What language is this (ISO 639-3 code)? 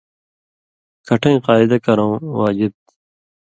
mvy